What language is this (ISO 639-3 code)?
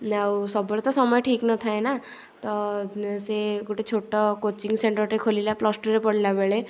ori